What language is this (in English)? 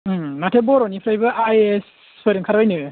Bodo